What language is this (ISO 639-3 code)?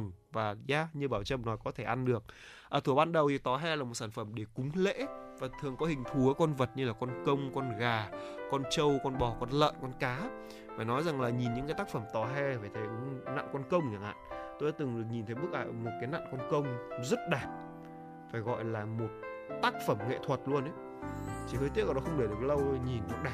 vie